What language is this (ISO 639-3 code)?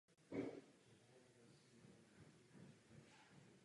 ces